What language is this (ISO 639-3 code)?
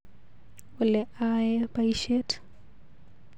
kln